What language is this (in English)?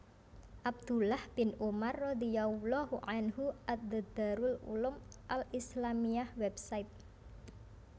Javanese